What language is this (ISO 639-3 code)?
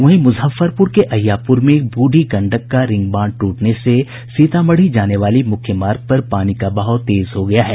hin